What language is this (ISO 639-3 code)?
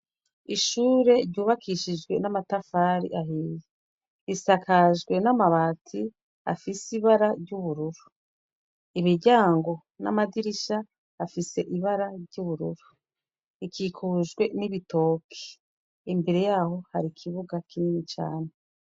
run